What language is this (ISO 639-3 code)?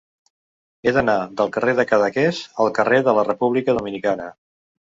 cat